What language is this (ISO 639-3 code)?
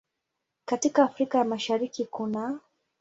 swa